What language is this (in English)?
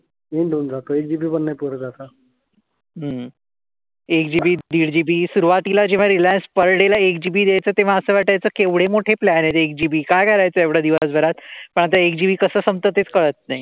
Marathi